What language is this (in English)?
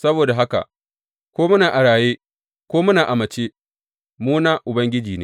Hausa